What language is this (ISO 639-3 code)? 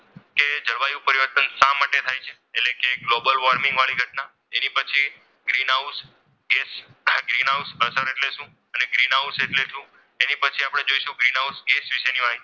guj